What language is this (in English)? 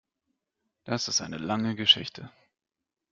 German